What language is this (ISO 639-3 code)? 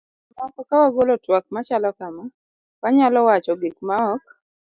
luo